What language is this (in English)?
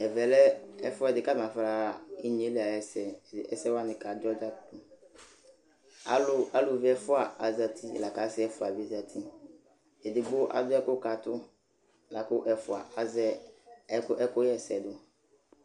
Ikposo